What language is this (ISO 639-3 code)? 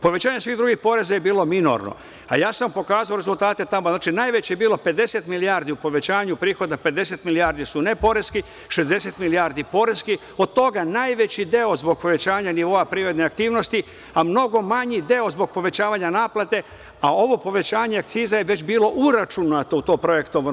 srp